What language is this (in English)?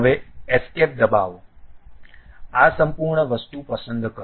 Gujarati